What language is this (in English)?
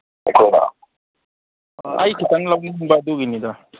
Manipuri